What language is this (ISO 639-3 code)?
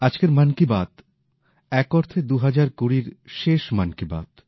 ben